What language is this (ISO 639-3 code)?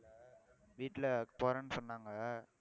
tam